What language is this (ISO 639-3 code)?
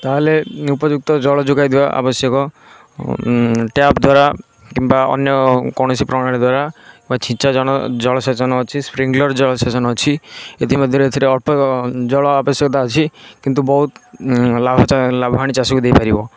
ori